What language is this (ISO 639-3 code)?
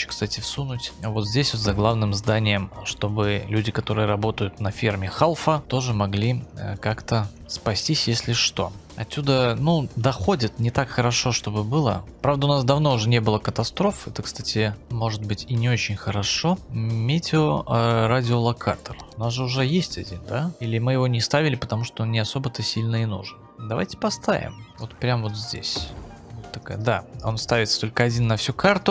rus